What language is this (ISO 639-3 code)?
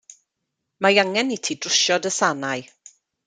cym